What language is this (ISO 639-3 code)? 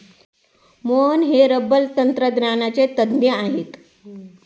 mar